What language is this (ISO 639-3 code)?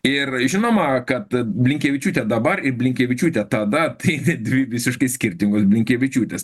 lit